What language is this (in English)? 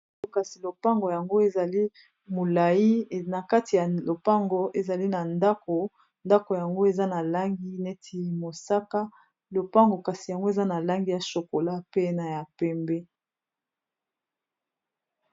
Lingala